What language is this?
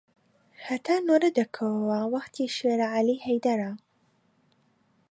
Central Kurdish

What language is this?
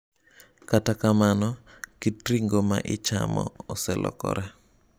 Luo (Kenya and Tanzania)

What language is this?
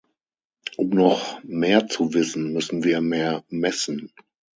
German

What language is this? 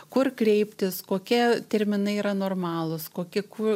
Lithuanian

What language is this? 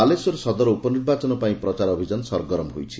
Odia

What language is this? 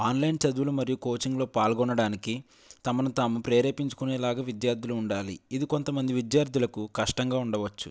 Telugu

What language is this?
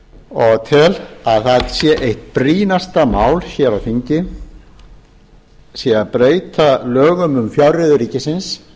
Icelandic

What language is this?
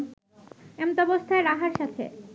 Bangla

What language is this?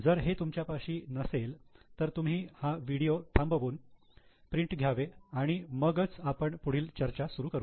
Marathi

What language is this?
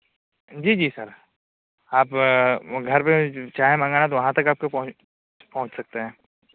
Urdu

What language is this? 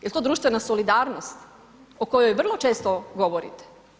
Croatian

